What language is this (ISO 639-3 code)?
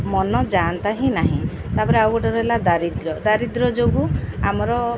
ori